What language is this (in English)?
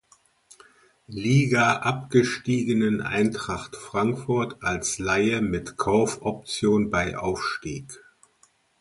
German